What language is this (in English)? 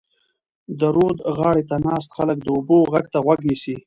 Pashto